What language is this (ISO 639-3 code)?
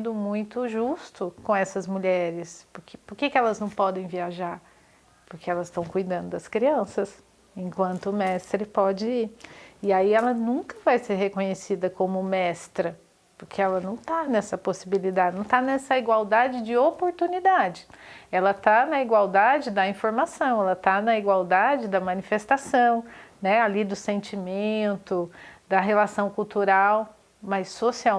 por